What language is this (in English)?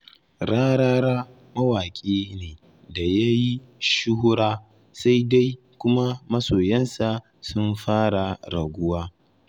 Hausa